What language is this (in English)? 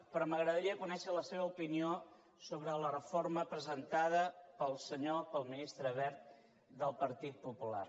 Catalan